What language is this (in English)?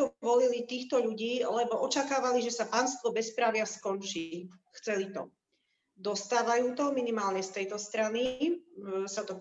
Slovak